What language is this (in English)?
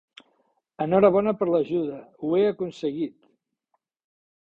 Catalan